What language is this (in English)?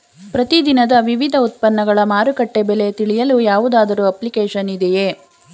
Kannada